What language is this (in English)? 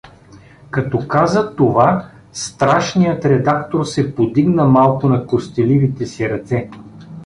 Bulgarian